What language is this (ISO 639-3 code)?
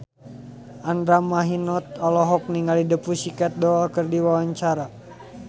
sun